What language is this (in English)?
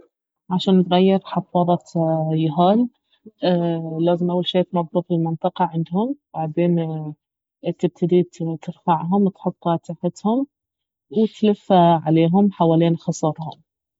Baharna Arabic